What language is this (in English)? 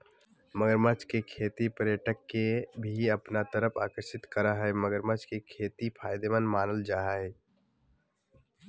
Magahi